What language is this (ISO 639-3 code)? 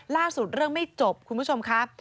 tha